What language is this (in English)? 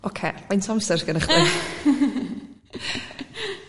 Welsh